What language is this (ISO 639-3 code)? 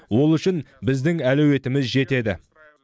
kaz